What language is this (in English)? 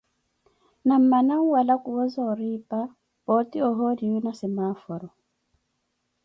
Koti